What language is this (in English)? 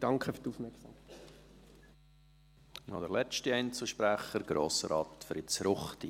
Swiss German